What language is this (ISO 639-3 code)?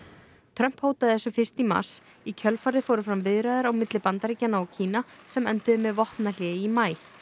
isl